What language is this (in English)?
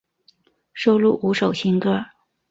Chinese